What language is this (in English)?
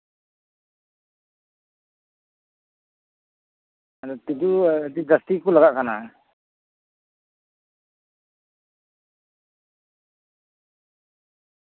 Santali